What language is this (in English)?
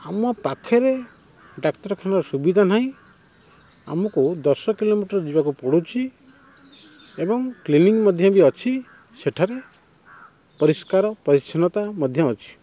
Odia